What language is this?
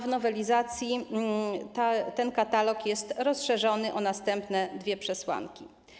Polish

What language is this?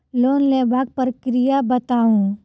Maithili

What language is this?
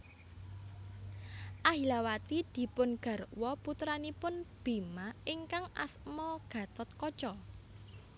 Javanese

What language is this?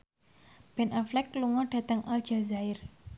Javanese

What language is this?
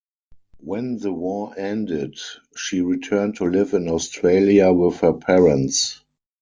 English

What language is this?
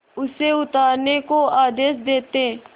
Hindi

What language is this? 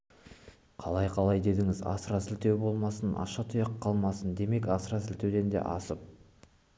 Kazakh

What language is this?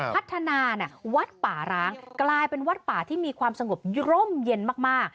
Thai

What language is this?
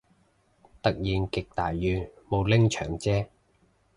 Cantonese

